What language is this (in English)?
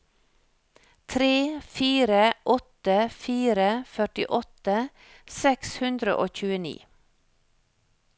Norwegian